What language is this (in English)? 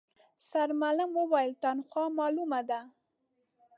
Pashto